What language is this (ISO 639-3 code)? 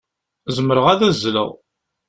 kab